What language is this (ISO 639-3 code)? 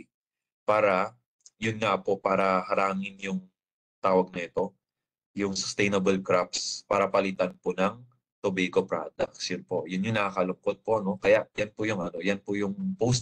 fil